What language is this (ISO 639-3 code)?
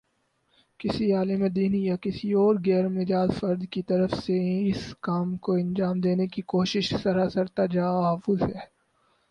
urd